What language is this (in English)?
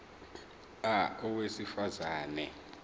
Zulu